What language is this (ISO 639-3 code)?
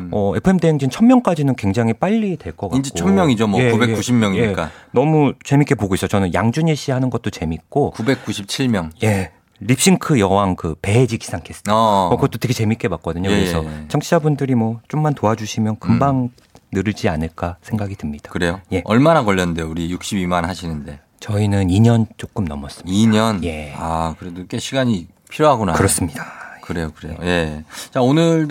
kor